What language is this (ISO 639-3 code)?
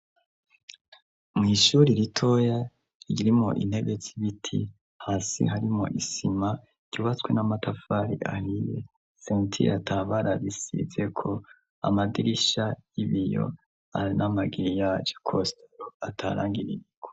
run